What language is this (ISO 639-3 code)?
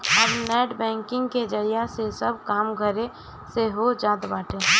bho